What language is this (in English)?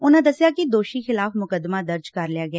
Punjabi